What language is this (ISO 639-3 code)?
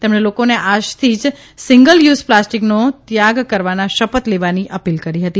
guj